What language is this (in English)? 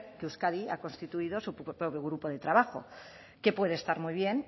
Spanish